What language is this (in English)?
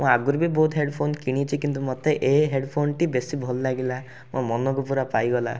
Odia